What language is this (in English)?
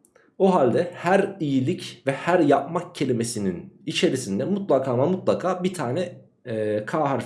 Turkish